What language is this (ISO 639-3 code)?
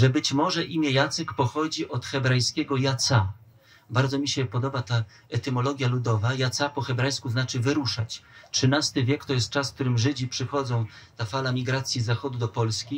pol